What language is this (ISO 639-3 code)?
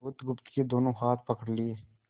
hin